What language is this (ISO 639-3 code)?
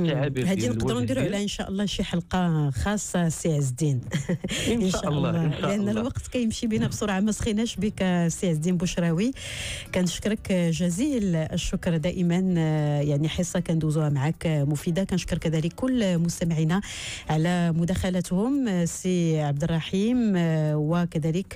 ara